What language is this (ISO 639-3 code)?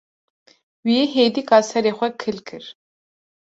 kur